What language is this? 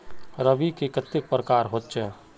Magahi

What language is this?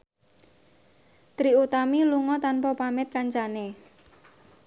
Javanese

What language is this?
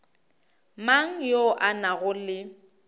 Northern Sotho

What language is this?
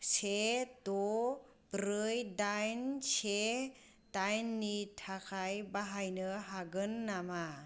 Bodo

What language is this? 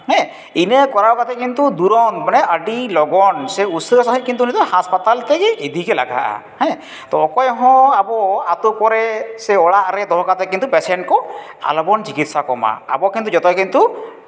Santali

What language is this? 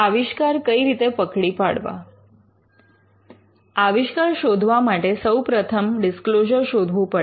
Gujarati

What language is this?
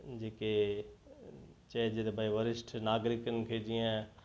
Sindhi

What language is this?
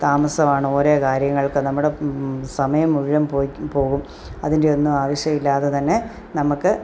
Malayalam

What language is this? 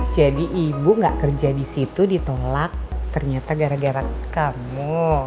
Indonesian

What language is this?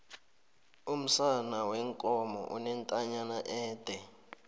South Ndebele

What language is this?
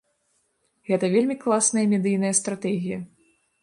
Belarusian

